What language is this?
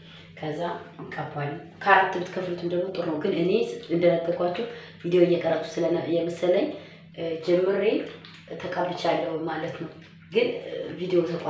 Arabic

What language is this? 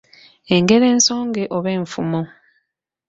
Ganda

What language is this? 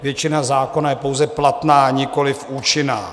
Czech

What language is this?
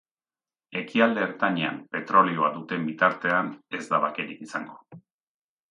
Basque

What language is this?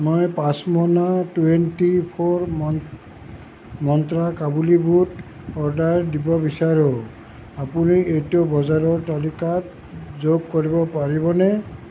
Assamese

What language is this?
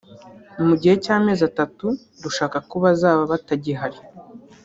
Kinyarwanda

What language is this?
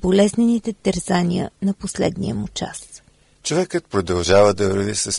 Bulgarian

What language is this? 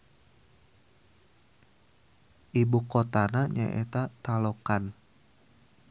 Sundanese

